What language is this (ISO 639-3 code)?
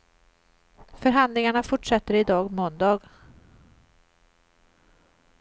swe